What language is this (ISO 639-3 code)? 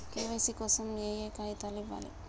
tel